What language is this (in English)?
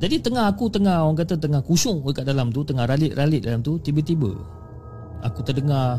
Malay